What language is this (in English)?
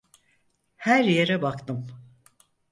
Turkish